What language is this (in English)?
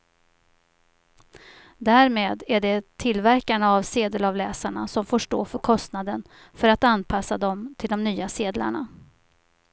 Swedish